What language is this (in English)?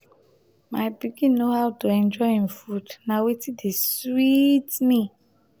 Nigerian Pidgin